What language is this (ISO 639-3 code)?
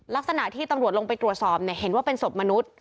tha